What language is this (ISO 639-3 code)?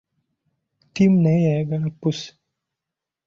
lug